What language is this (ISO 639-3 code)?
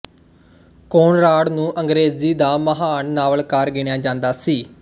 pan